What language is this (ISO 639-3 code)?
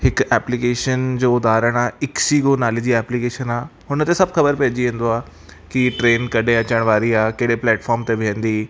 snd